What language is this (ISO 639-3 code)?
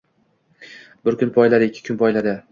uzb